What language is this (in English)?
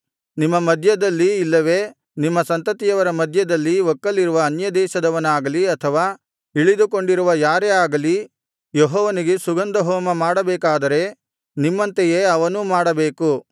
Kannada